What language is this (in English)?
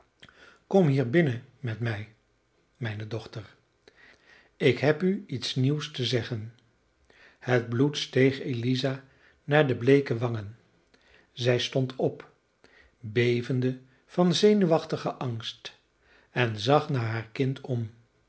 Dutch